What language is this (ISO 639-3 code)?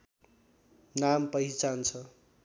nep